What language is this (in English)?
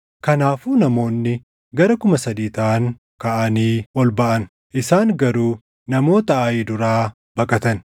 Oromo